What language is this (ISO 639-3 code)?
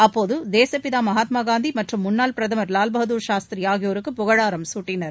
tam